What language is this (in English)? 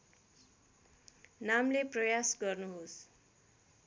Nepali